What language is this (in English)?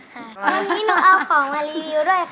Thai